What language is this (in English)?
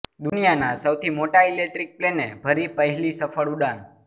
Gujarati